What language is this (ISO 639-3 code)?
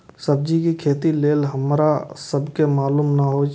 mai